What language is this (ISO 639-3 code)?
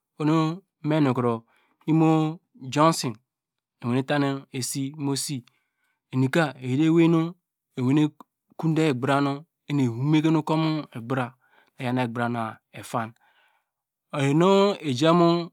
deg